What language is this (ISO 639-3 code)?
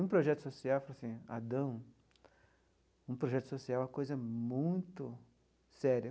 por